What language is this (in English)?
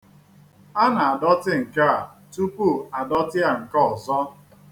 Igbo